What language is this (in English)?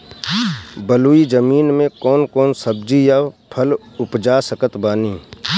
Bhojpuri